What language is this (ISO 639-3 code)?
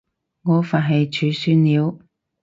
yue